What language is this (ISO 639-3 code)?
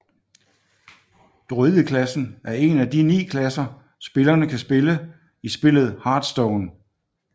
dan